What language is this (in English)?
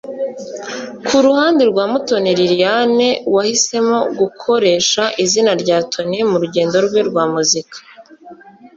Kinyarwanda